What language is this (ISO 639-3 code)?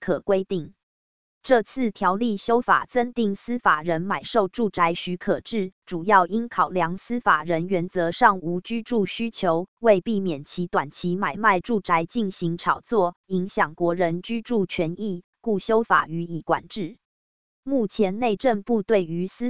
zho